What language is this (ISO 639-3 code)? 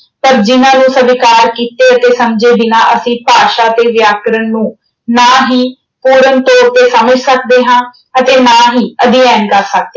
pan